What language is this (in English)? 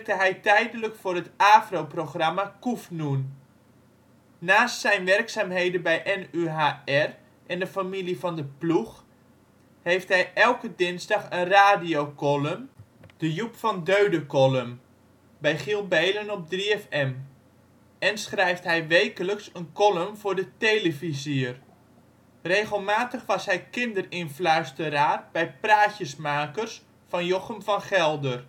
Dutch